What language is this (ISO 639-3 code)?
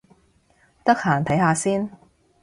yue